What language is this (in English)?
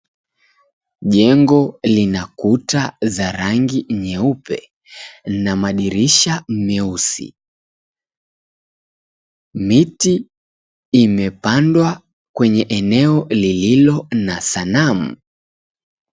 Swahili